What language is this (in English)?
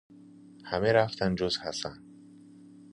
Persian